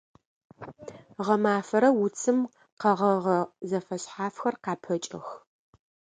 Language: Adyghe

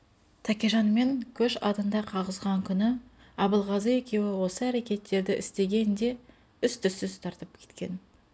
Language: Kazakh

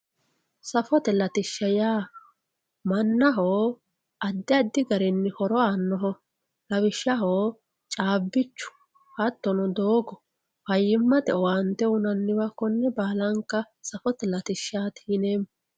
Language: Sidamo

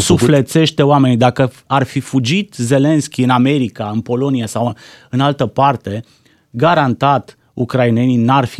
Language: Romanian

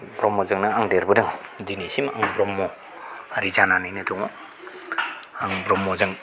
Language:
Bodo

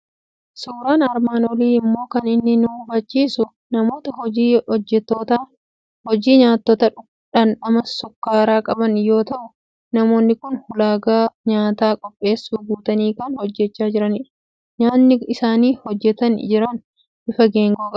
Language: Oromo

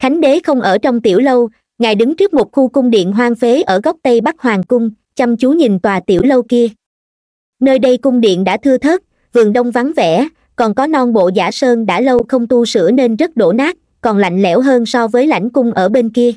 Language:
Vietnamese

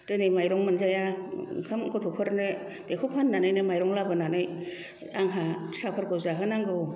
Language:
Bodo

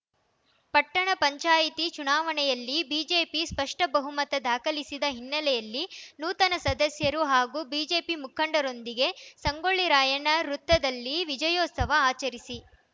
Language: Kannada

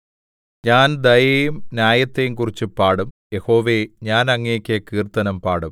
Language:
Malayalam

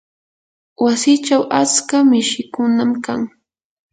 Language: Yanahuanca Pasco Quechua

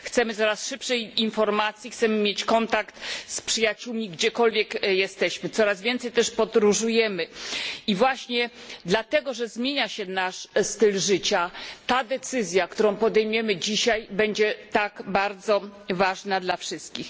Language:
Polish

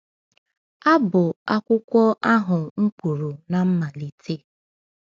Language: Igbo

